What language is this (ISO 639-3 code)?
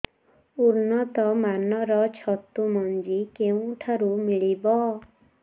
ori